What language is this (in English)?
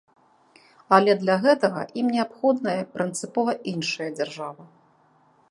Belarusian